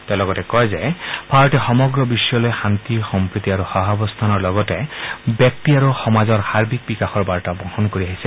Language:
Assamese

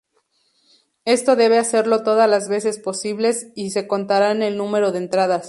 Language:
Spanish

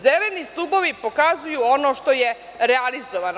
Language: Serbian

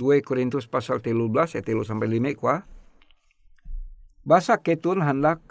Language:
Indonesian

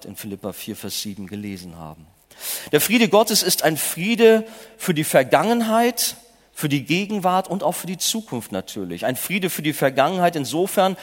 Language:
German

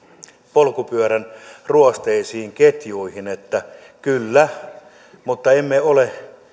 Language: Finnish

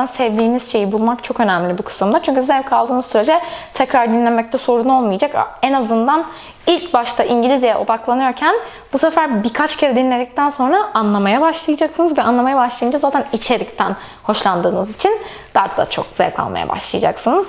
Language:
Turkish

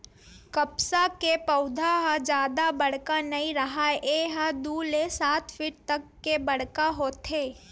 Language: Chhattisgarhi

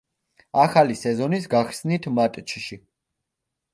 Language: Georgian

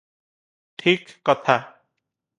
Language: Odia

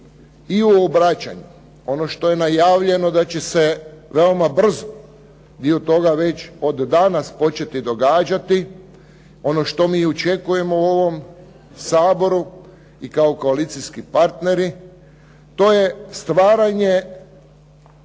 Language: Croatian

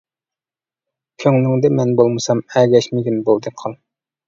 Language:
Uyghur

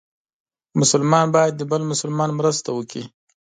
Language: Pashto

